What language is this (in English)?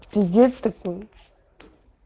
Russian